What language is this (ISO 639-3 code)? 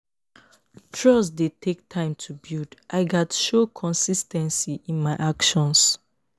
pcm